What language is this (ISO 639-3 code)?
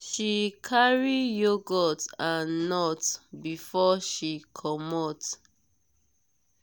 pcm